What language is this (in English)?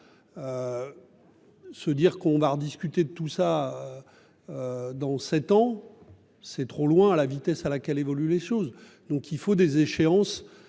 French